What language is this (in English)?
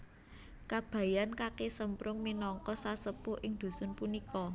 Javanese